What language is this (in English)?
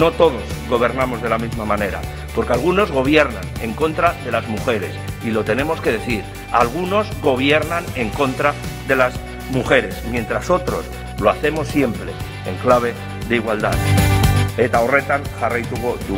Spanish